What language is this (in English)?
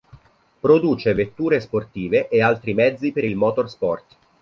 Italian